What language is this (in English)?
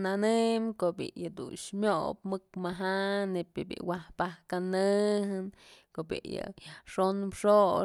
Mazatlán Mixe